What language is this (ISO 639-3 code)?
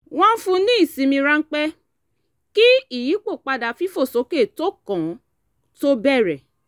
yor